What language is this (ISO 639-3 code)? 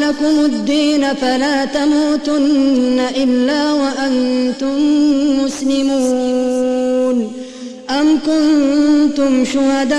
ara